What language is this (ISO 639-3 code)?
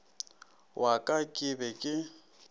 nso